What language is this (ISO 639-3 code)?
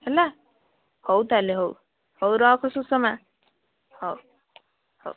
ori